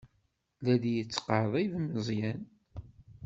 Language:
Kabyle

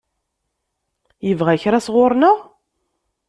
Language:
Kabyle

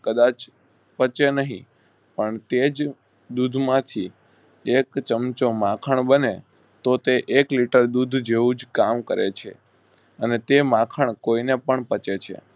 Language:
Gujarati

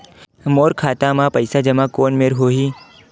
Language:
Chhattisgarhi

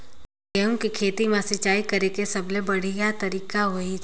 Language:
Chhattisgarhi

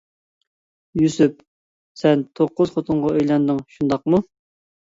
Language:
Uyghur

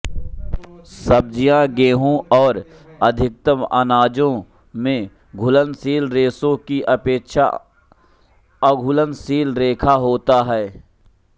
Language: Hindi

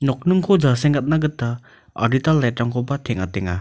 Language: Garo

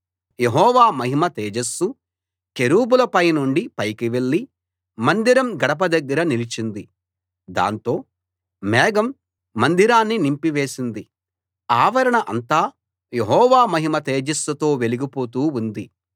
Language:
Telugu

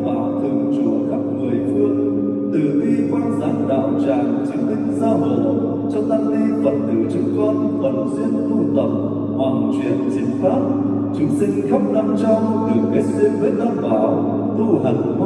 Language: Vietnamese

